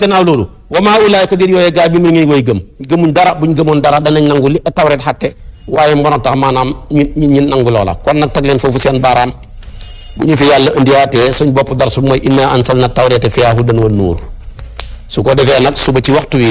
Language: Indonesian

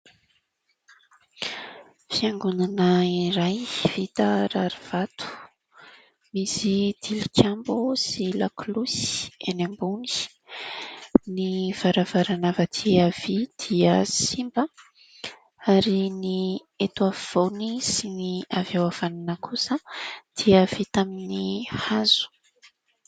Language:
Malagasy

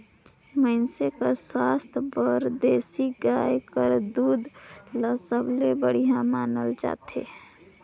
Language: Chhattisgarhi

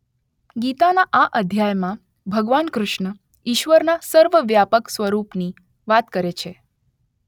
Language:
Gujarati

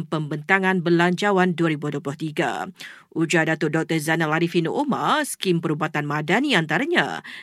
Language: Malay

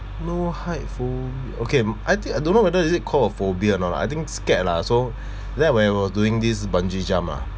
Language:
English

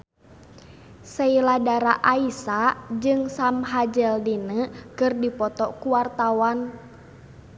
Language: Sundanese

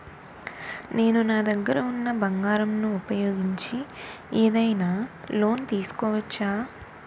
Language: Telugu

